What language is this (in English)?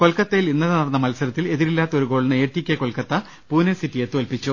Malayalam